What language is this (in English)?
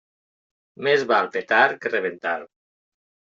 Catalan